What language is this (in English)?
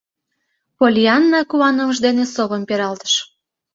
Mari